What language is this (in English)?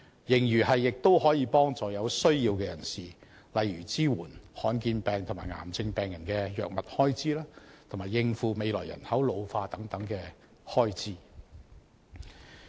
Cantonese